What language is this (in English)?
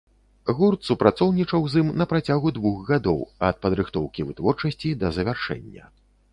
Belarusian